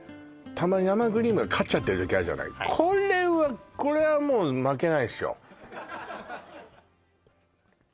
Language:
Japanese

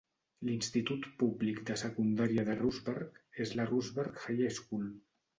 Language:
Catalan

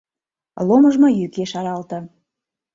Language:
Mari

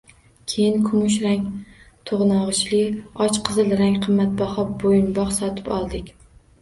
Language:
Uzbek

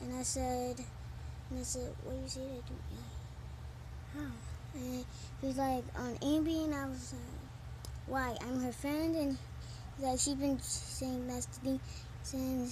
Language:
English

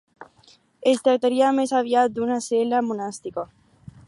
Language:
Catalan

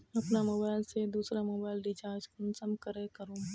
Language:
Magahi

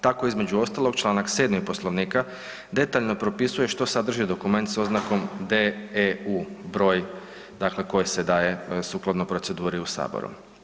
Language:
Croatian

